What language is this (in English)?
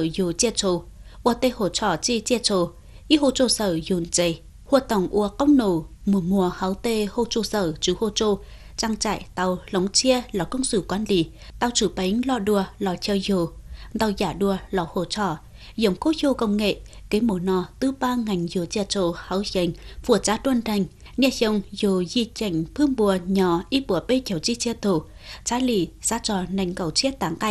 Vietnamese